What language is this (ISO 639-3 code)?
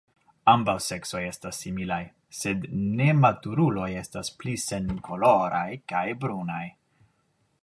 epo